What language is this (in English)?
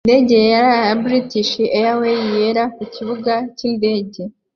Kinyarwanda